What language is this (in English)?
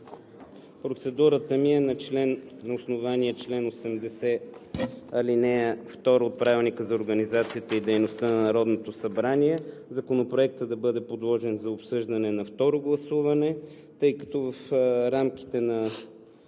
Bulgarian